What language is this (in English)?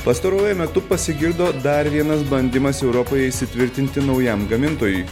Lithuanian